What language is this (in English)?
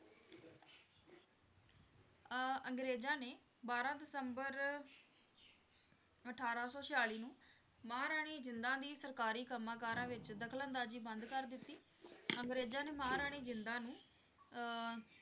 Punjabi